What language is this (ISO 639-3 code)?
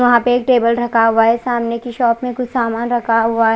hin